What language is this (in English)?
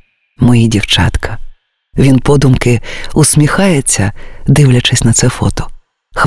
Ukrainian